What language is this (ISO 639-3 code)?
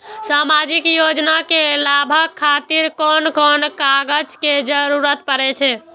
mai